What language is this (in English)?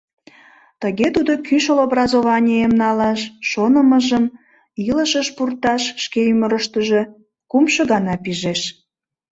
Mari